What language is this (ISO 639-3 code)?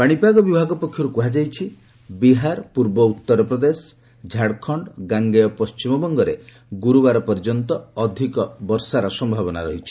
ori